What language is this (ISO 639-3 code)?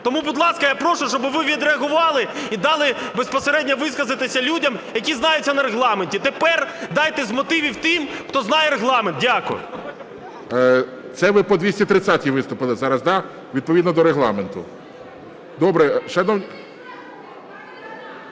ukr